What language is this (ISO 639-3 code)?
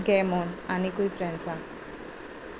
kok